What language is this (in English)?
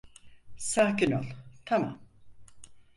Turkish